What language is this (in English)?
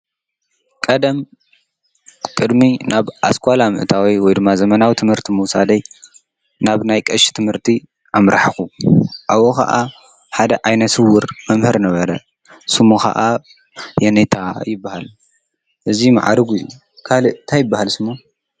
Tigrinya